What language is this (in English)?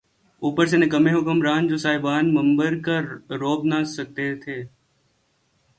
Urdu